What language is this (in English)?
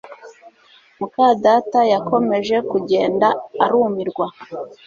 Kinyarwanda